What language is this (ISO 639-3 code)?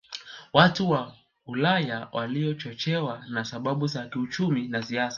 swa